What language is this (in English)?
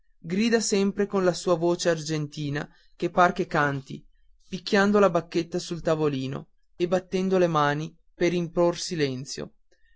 Italian